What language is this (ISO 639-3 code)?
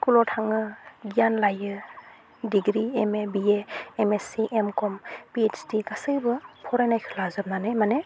brx